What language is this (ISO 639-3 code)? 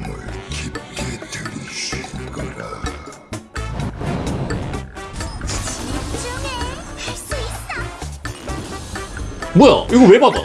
kor